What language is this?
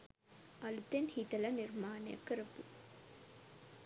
Sinhala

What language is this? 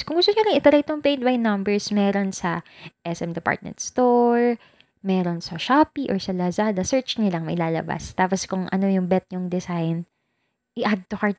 Filipino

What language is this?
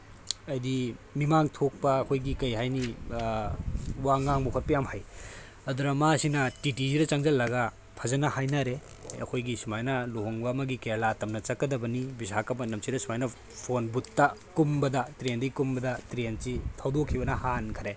Manipuri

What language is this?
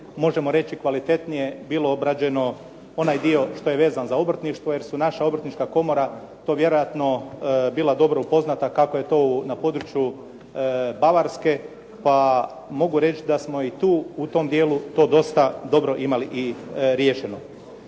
Croatian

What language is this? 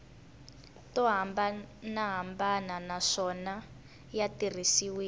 Tsonga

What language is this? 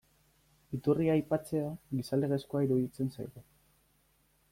Basque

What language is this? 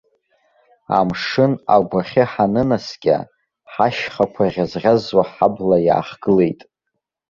Abkhazian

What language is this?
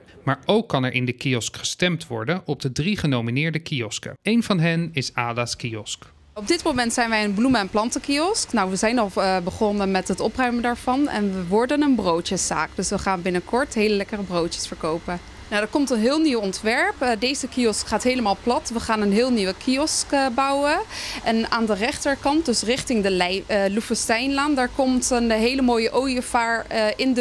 Dutch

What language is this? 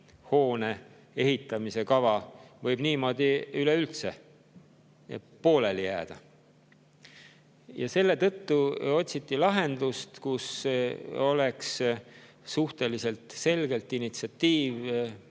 Estonian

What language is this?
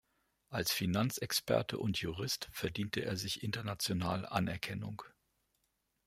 German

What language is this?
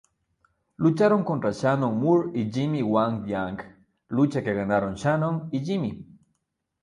Spanish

